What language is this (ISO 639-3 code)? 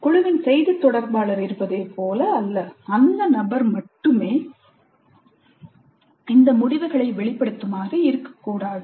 tam